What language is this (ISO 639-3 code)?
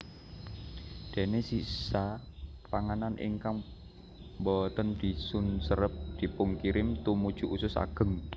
jav